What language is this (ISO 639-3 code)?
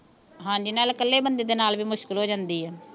pan